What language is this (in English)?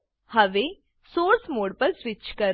Gujarati